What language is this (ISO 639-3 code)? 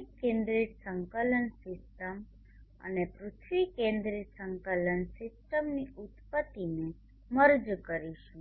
guj